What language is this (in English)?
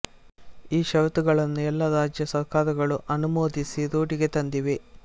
Kannada